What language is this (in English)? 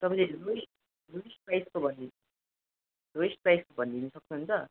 Nepali